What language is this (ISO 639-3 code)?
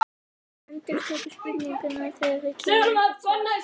isl